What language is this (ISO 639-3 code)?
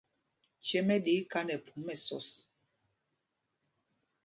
mgg